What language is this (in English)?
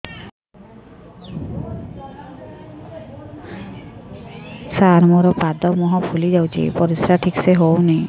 Odia